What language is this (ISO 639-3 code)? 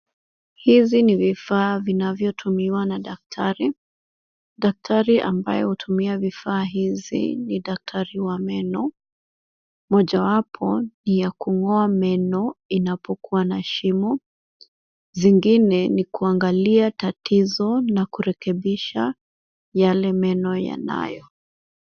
swa